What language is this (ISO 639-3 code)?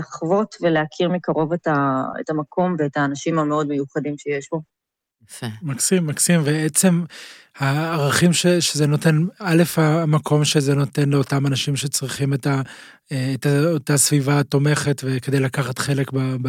heb